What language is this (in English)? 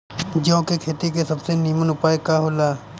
Bhojpuri